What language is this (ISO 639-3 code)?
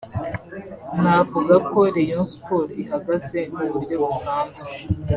kin